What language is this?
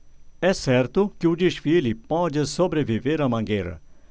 Portuguese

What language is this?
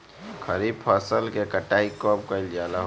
Bhojpuri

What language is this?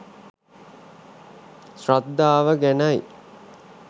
Sinhala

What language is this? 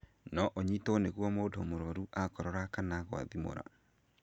Kikuyu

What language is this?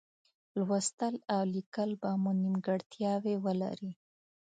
Pashto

